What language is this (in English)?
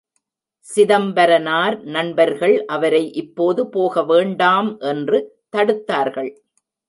Tamil